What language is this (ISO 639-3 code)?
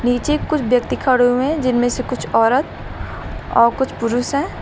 hin